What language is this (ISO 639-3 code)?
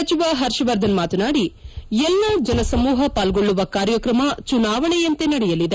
kan